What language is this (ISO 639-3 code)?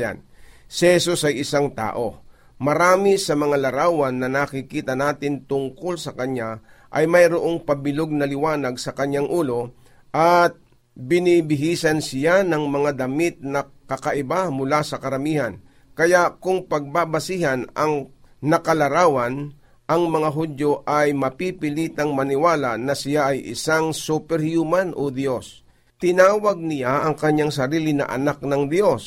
fil